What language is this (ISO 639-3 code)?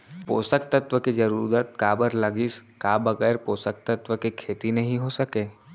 hne